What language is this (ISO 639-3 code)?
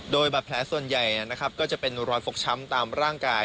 tha